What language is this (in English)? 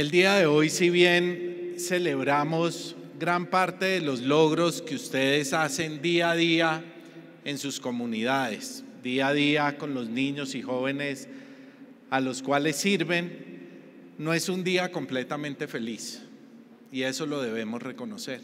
Spanish